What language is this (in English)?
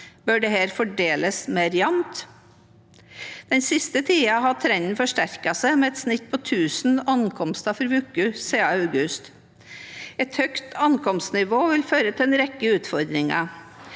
Norwegian